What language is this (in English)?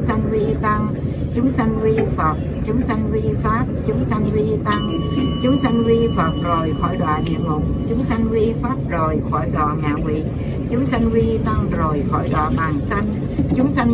Vietnamese